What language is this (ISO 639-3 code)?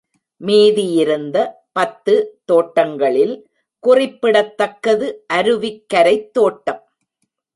tam